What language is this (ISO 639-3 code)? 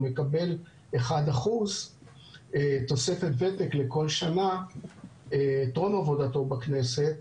heb